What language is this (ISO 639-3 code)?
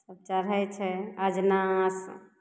mai